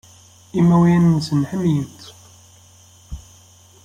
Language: Kabyle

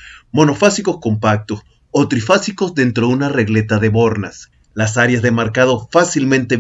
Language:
Spanish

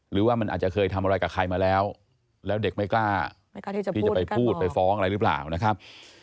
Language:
Thai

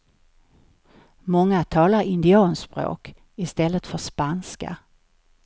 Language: Swedish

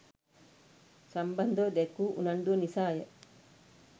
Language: Sinhala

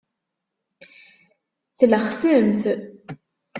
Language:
Kabyle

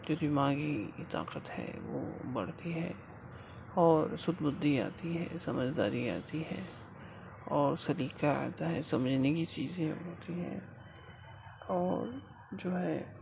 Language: Urdu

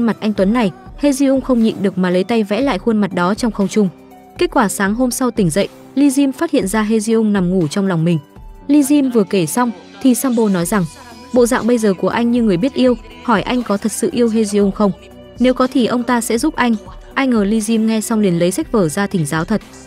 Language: Vietnamese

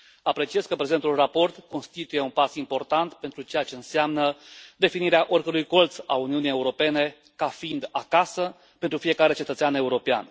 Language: Romanian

